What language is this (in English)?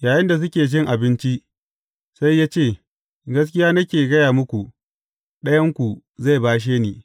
Hausa